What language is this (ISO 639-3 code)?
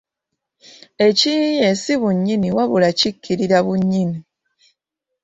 lug